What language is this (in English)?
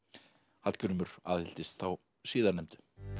Icelandic